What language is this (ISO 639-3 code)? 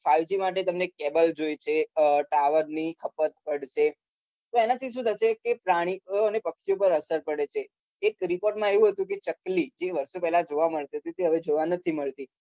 guj